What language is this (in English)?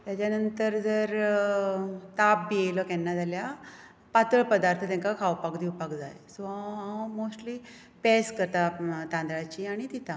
Konkani